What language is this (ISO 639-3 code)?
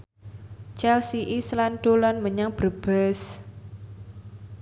jav